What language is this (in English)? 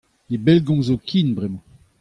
Breton